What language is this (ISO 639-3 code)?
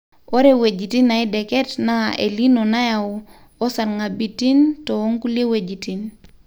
mas